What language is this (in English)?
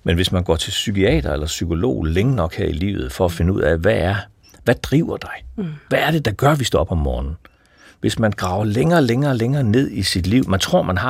Danish